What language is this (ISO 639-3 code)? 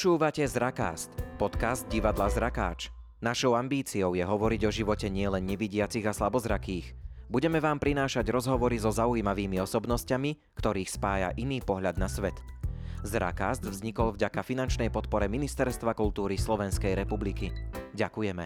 slk